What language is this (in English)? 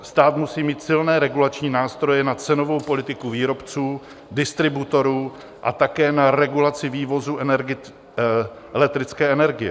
Czech